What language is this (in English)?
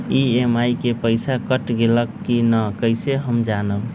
Magahi